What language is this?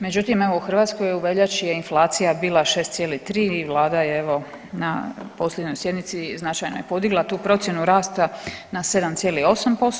Croatian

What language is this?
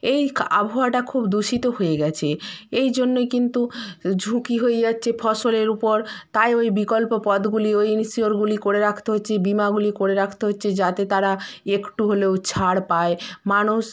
Bangla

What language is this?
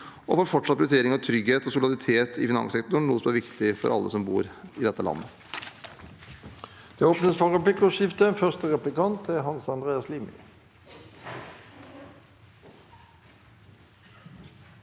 Norwegian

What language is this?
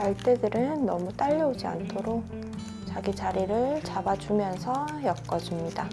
Korean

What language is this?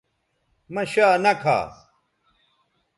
Bateri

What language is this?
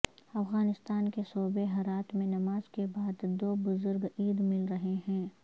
Urdu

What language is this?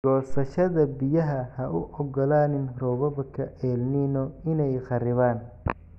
Somali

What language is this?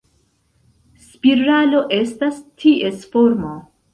Esperanto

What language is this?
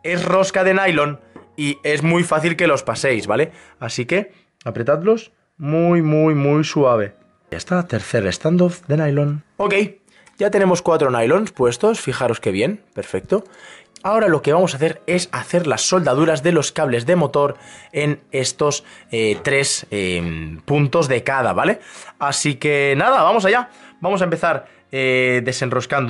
Spanish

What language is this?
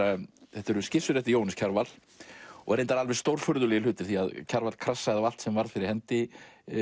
Icelandic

